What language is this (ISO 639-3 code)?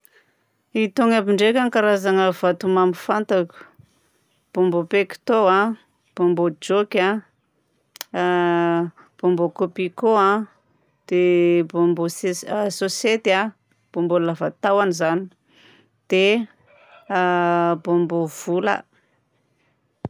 bzc